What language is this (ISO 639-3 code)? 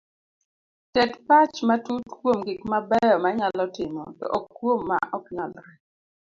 luo